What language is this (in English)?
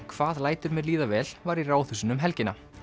Icelandic